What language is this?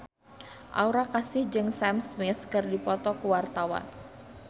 Sundanese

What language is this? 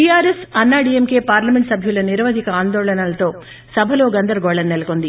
Telugu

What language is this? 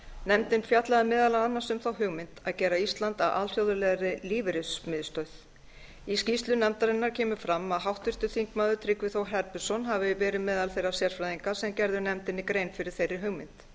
Icelandic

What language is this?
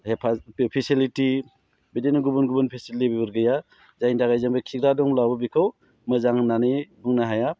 Bodo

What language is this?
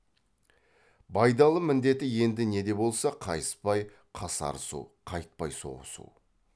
Kazakh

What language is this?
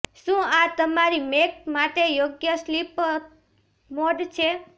Gujarati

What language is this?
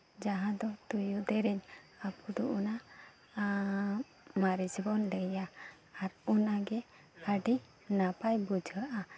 Santali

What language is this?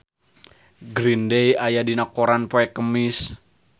Sundanese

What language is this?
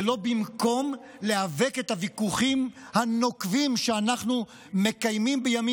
Hebrew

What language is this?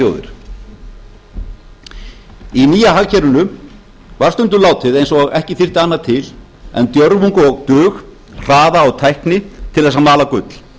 Icelandic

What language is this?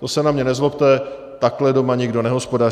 Czech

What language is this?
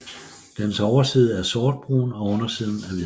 Danish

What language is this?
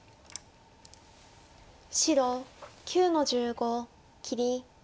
Japanese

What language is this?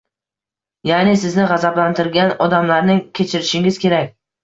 Uzbek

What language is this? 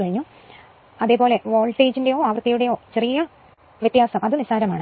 Malayalam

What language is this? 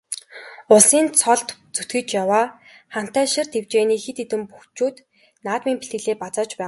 Mongolian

